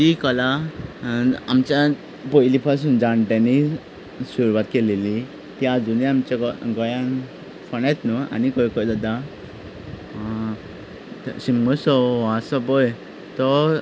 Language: Konkani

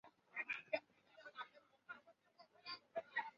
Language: Chinese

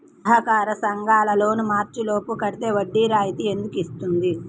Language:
Telugu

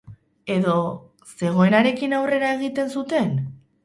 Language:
Basque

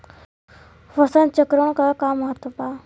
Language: Bhojpuri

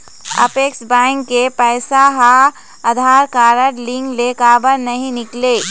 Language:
Chhattisgarhi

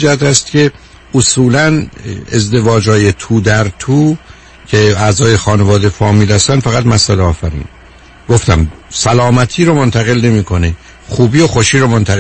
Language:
Persian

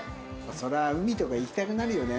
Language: Japanese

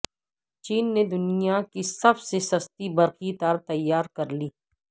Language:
Urdu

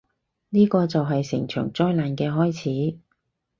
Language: Cantonese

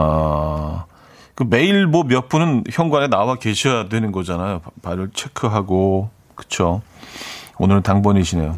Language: Korean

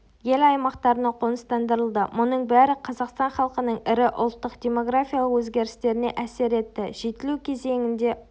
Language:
Kazakh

